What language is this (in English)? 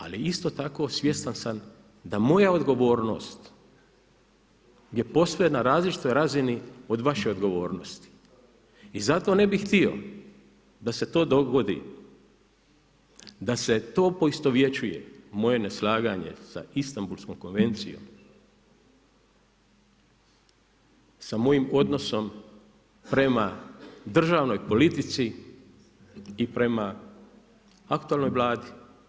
Croatian